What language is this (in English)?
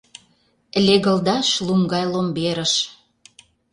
Mari